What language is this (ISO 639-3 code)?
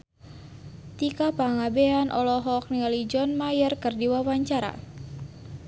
sun